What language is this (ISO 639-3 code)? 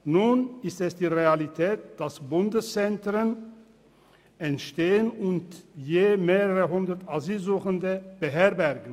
gsw